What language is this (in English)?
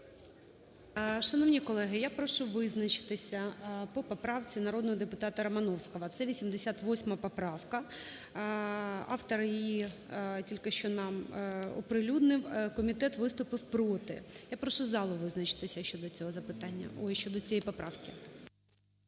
Ukrainian